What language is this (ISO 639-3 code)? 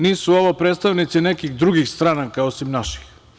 srp